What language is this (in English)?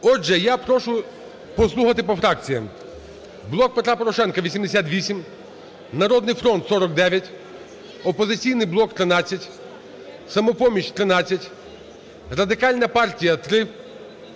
Ukrainian